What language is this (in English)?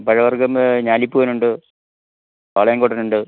Malayalam